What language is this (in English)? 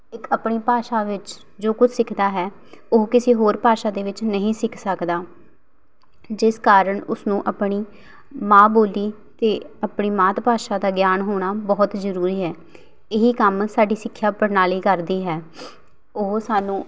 Punjabi